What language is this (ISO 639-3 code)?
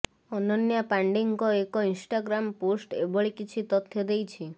ori